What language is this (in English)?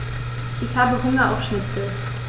German